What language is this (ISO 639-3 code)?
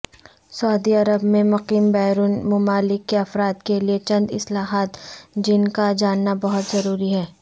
urd